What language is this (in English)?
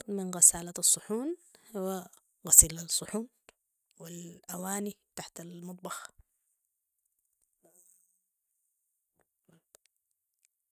Sudanese Arabic